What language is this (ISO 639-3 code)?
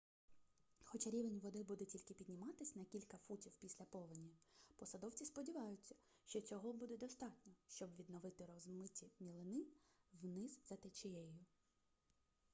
ukr